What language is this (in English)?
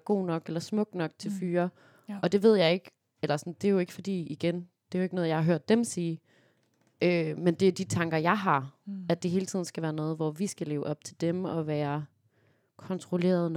Danish